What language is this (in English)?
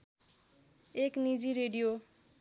Nepali